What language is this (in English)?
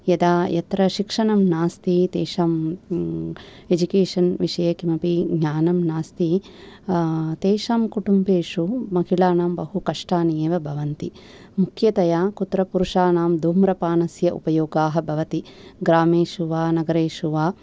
Sanskrit